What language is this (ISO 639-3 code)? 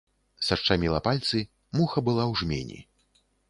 bel